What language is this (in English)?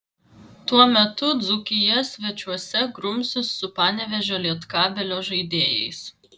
Lithuanian